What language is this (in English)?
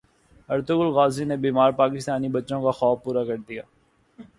Urdu